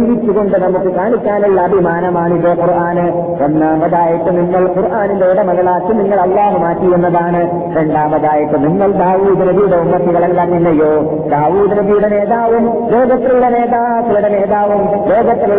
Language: Malayalam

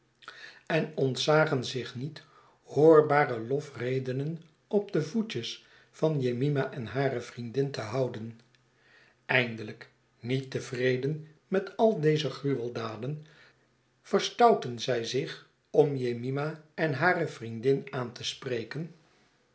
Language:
Dutch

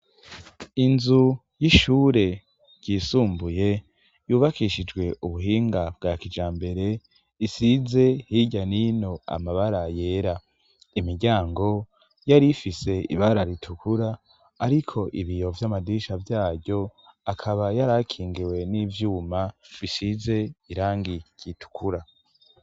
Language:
Rundi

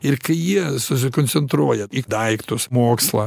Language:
Lithuanian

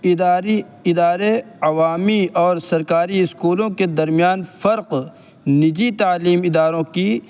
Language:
Urdu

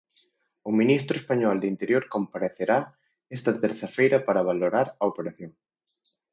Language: Galician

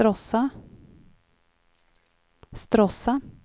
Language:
Swedish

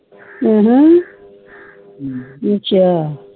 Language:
Punjabi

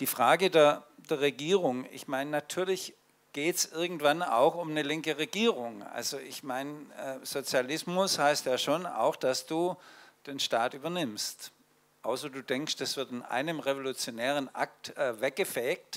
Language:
German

